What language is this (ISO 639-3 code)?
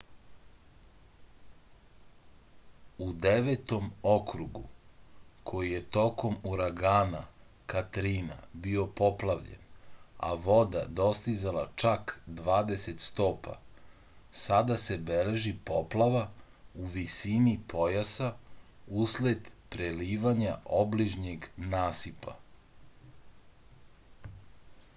srp